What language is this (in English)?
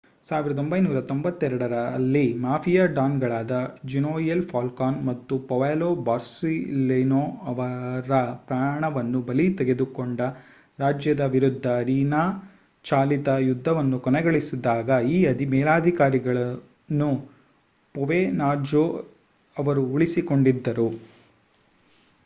Kannada